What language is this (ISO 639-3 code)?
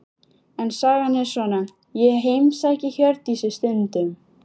isl